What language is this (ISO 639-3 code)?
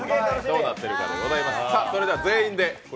jpn